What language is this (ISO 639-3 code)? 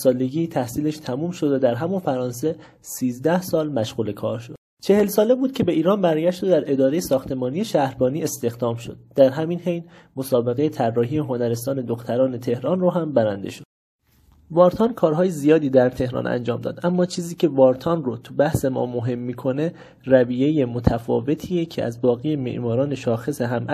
fas